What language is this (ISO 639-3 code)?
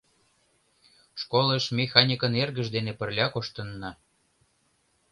chm